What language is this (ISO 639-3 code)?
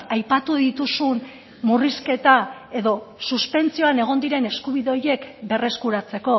eus